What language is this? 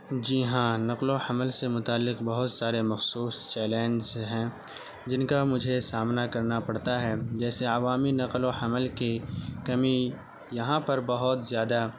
Urdu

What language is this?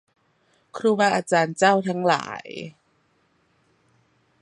Thai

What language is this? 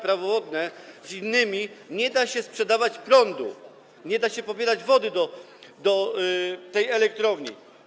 Polish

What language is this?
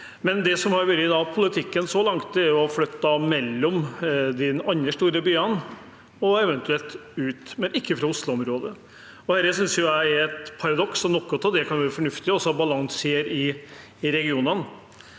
Norwegian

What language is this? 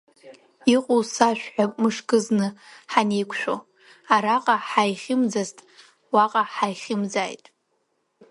Abkhazian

